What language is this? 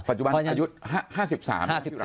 Thai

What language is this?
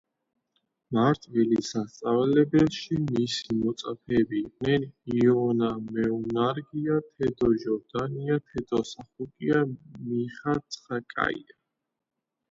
Georgian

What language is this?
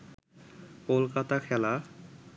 Bangla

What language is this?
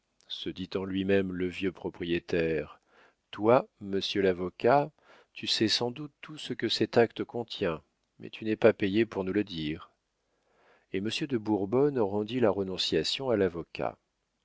French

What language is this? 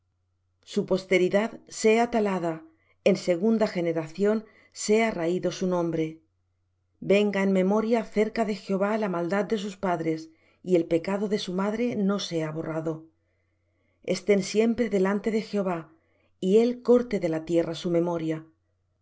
Spanish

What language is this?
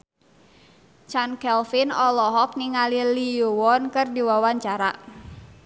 Sundanese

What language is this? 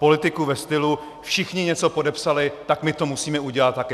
Czech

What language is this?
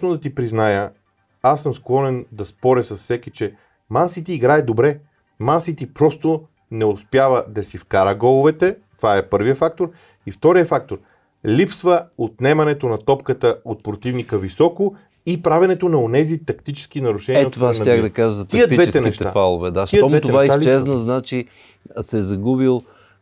Bulgarian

